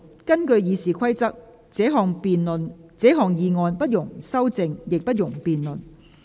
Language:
Cantonese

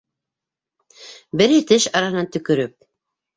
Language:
Bashkir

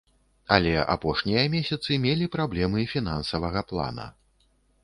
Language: Belarusian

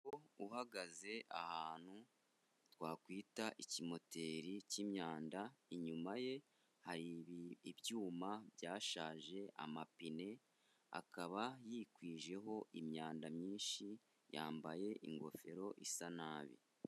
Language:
Kinyarwanda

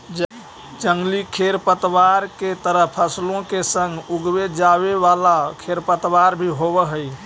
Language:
Magahi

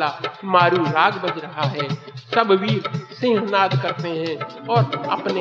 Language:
Hindi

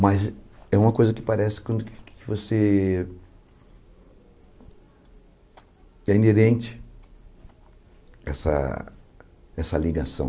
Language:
Portuguese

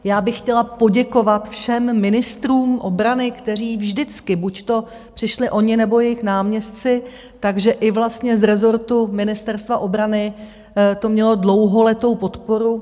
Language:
Czech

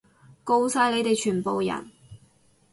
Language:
Cantonese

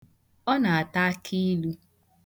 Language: Igbo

